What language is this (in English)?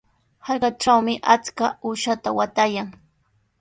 Sihuas Ancash Quechua